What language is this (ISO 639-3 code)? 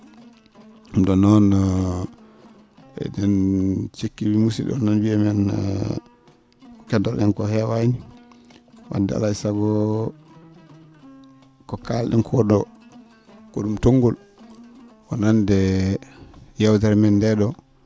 ful